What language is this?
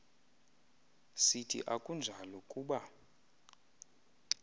Xhosa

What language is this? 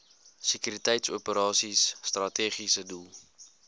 Afrikaans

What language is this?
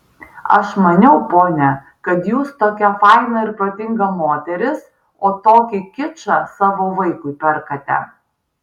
Lithuanian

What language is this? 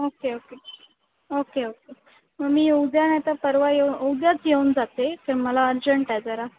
Marathi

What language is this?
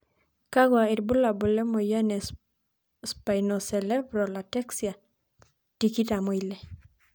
Masai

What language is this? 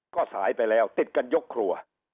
Thai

